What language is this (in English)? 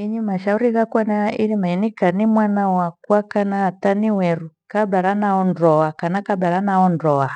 Gweno